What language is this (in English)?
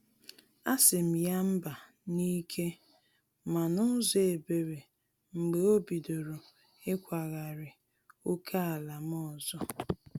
Igbo